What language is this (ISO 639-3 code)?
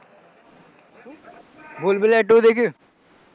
guj